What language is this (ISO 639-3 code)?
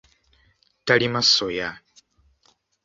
lug